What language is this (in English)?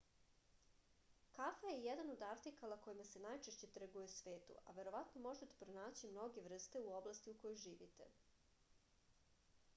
Serbian